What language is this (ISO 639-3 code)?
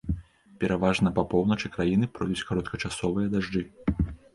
bel